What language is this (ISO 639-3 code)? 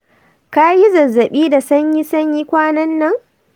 hau